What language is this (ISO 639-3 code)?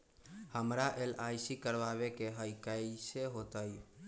mag